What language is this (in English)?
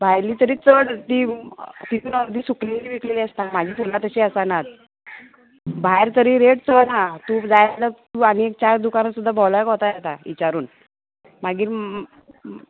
Konkani